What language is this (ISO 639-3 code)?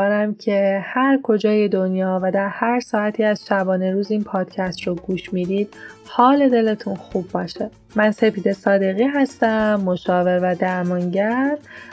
fas